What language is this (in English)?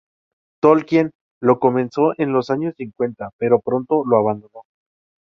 Spanish